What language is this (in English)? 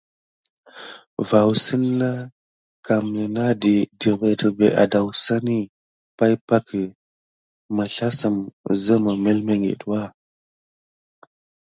Gidar